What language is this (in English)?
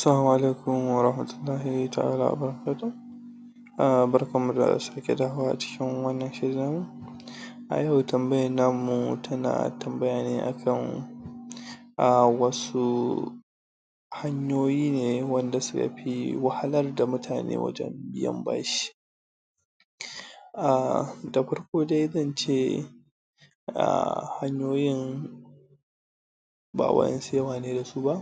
Hausa